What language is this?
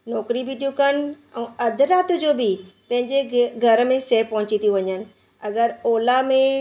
Sindhi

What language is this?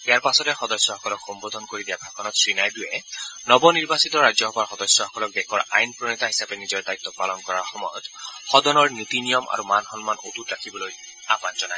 Assamese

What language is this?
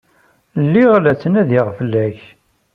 Kabyle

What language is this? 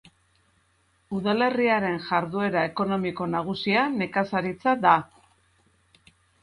Basque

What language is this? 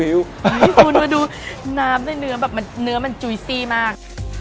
Thai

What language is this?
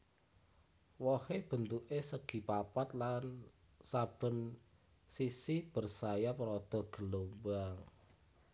Javanese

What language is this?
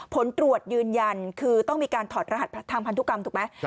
Thai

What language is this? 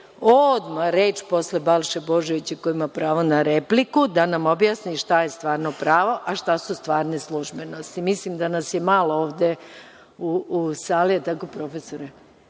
Serbian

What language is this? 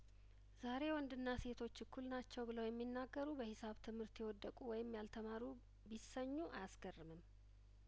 Amharic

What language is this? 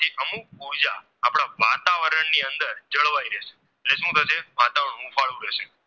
Gujarati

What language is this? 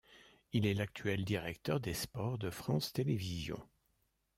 French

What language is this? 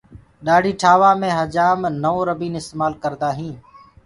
Gurgula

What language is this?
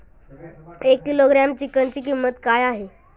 Marathi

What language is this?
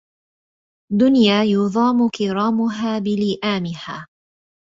Arabic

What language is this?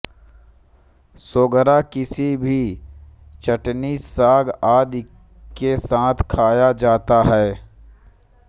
Hindi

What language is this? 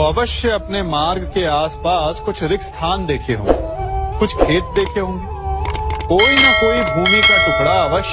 Hindi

